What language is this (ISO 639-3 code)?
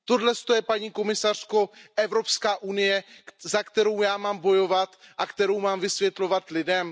ces